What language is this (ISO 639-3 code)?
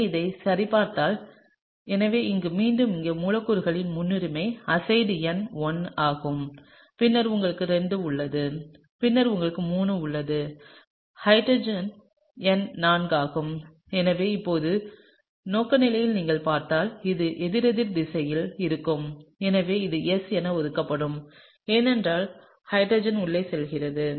tam